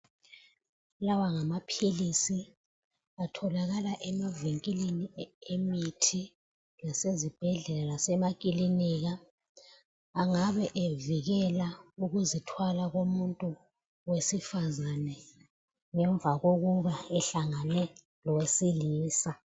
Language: North Ndebele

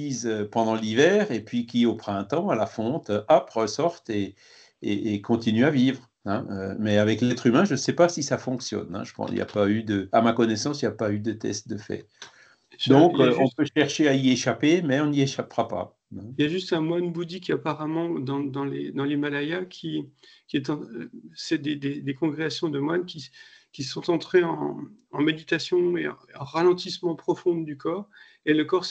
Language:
French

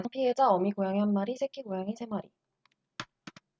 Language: Korean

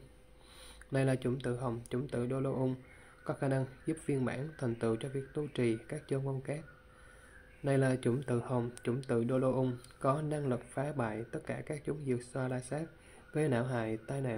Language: Vietnamese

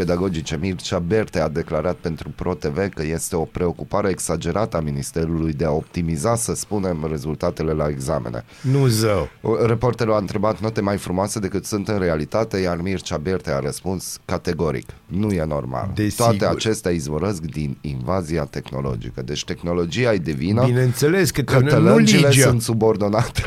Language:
Romanian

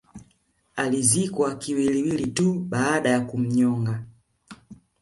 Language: Swahili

